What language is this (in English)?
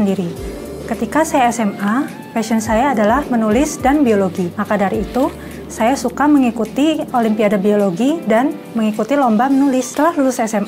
Indonesian